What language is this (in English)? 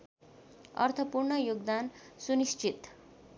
Nepali